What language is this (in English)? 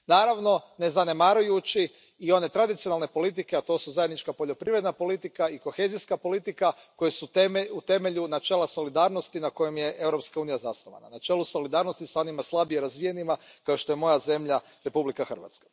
Croatian